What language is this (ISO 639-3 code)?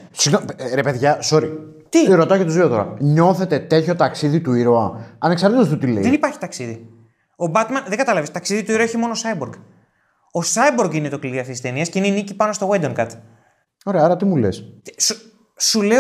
ell